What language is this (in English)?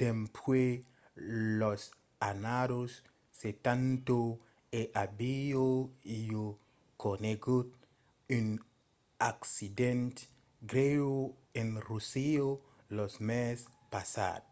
Occitan